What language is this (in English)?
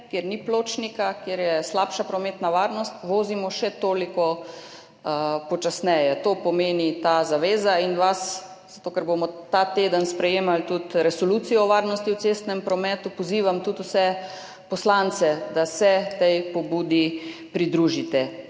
Slovenian